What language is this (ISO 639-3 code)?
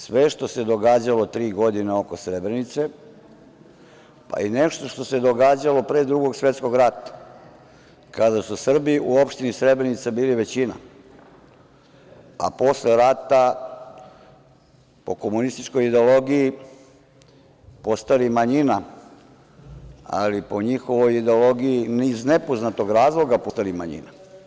srp